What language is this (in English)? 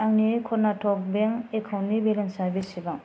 Bodo